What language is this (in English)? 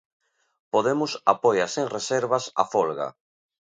Galician